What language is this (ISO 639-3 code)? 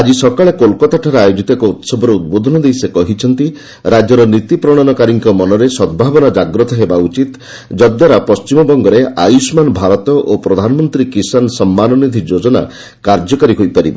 ori